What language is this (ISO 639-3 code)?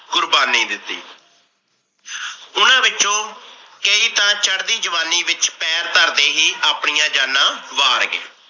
pan